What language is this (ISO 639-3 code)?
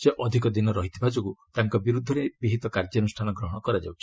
ori